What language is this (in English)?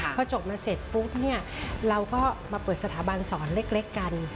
Thai